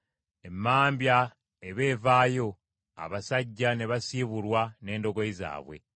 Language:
Ganda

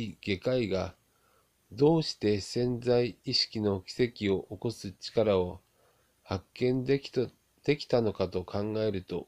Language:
Japanese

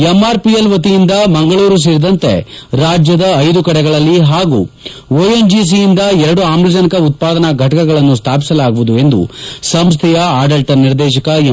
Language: Kannada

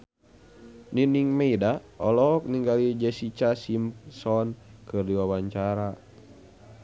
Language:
Sundanese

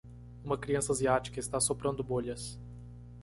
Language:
Portuguese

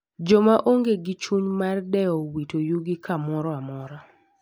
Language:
Luo (Kenya and Tanzania)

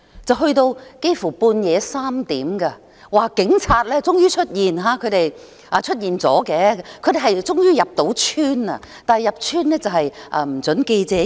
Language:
Cantonese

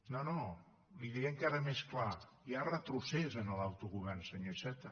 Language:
Catalan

